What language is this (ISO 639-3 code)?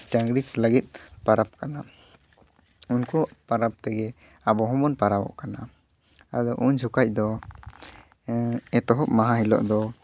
sat